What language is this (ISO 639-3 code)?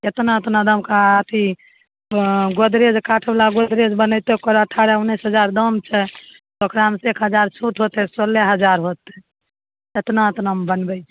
mai